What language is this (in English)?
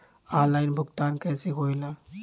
Bhojpuri